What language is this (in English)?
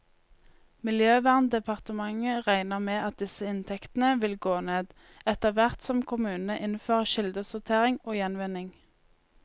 Norwegian